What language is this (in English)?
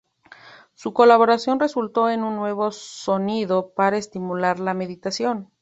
Spanish